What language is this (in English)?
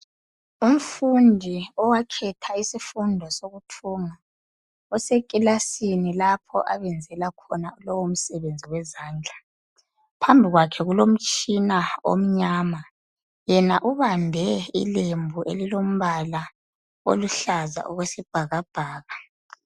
North Ndebele